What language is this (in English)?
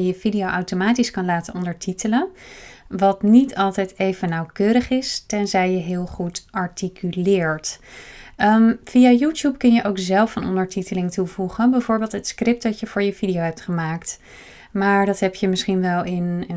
Dutch